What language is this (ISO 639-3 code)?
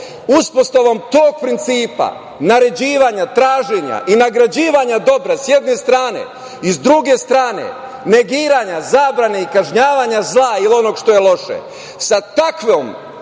srp